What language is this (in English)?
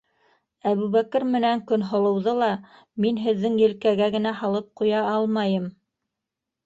Bashkir